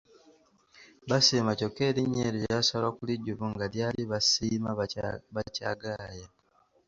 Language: Ganda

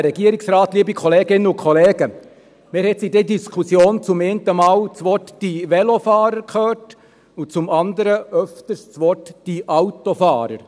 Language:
Swiss German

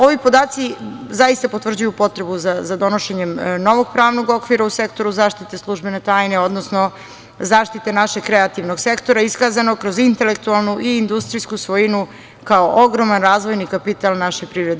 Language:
Serbian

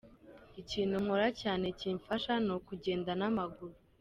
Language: Kinyarwanda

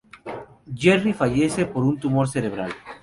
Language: Spanish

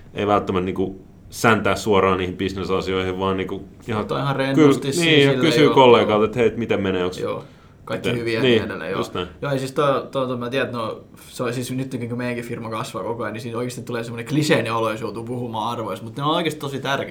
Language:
Finnish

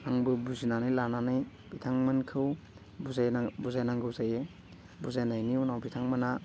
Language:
Bodo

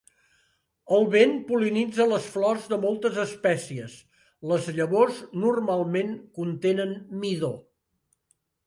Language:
Catalan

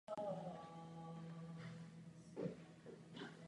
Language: Czech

